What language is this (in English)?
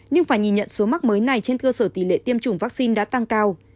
Vietnamese